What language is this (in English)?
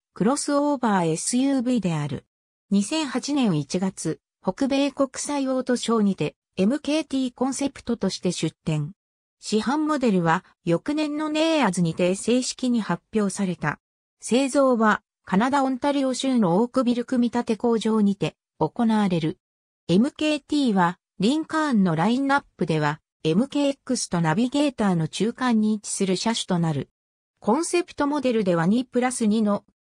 Japanese